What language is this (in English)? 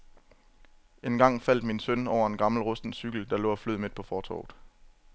Danish